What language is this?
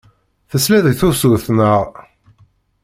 Kabyle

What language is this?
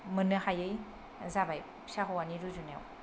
Bodo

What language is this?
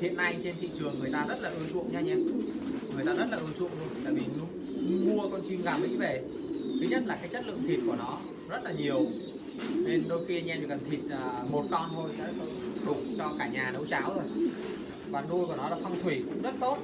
Vietnamese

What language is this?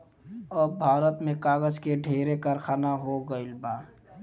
Bhojpuri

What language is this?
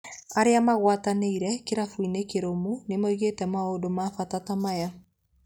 Kikuyu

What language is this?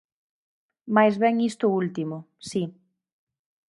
Galician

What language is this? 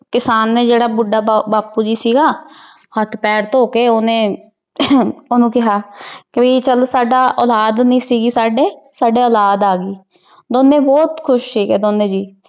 Punjabi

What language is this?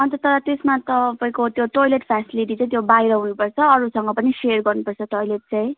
Nepali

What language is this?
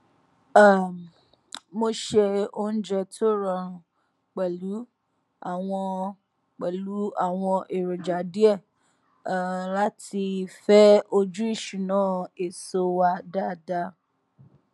Yoruba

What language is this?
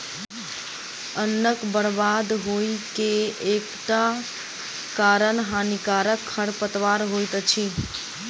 Maithili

